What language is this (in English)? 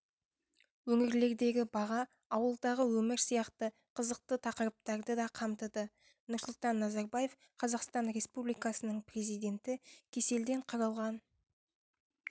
Kazakh